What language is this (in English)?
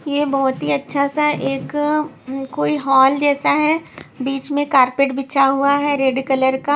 Hindi